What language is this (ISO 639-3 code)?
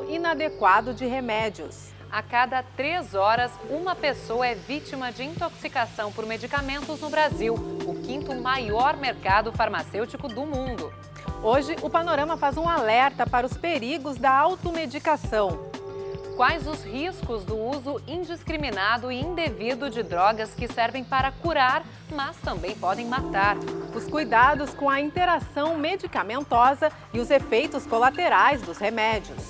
por